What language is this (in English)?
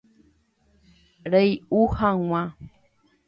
Guarani